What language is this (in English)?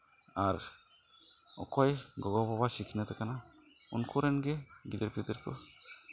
Santali